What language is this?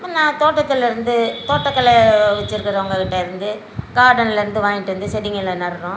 Tamil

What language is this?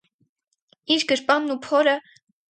Armenian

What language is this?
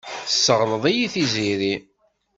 Kabyle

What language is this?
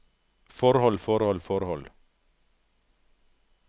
Norwegian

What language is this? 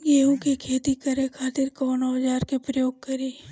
Bhojpuri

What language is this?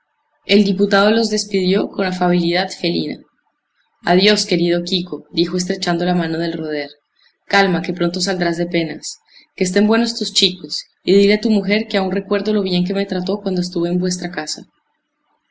Spanish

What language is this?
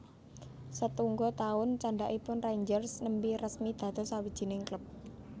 Javanese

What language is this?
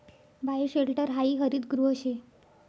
Marathi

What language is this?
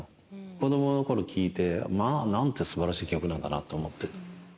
Japanese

